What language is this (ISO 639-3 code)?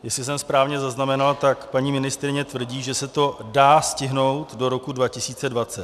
ces